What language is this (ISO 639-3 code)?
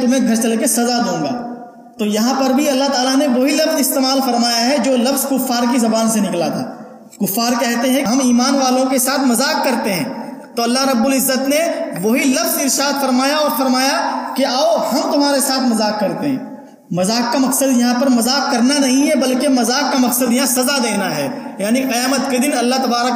urd